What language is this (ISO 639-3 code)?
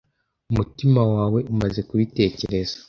kin